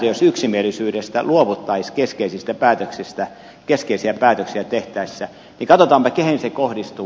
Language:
Finnish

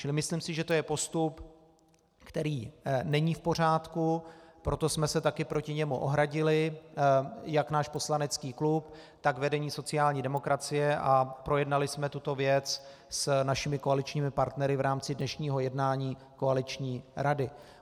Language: Czech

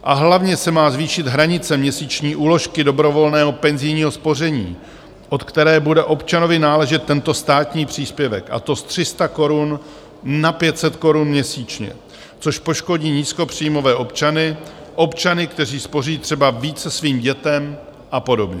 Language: Czech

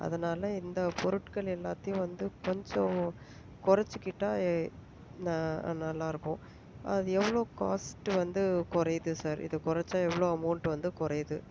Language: Tamil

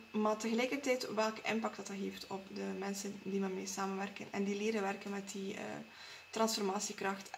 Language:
Dutch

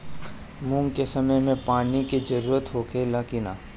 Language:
Bhojpuri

